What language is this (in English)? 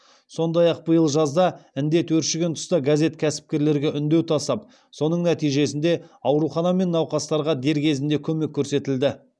Kazakh